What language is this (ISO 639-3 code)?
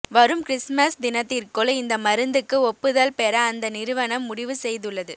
tam